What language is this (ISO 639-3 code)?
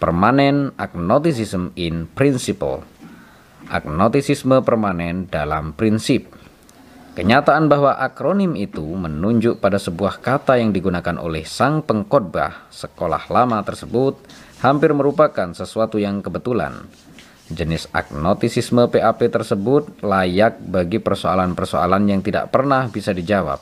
ind